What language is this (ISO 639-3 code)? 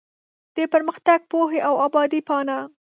pus